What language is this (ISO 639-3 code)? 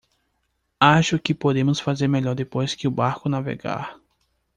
por